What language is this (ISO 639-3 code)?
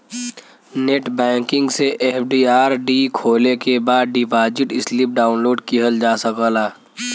bho